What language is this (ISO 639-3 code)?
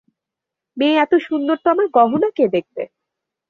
ben